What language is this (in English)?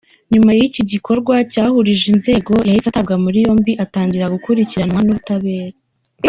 Kinyarwanda